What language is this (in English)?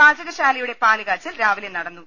Malayalam